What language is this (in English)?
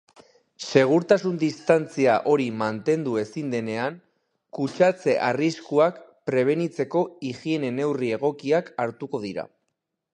Basque